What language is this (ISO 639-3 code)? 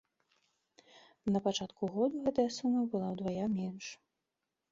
bel